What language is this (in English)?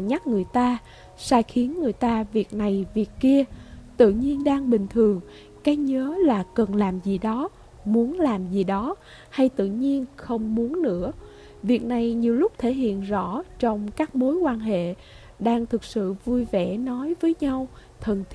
Vietnamese